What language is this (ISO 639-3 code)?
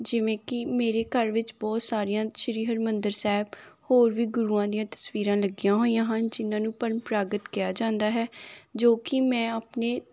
pan